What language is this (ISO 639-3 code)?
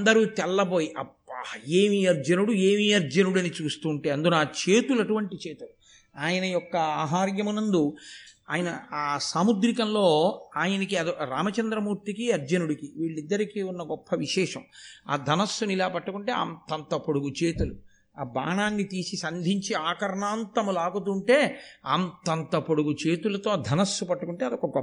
tel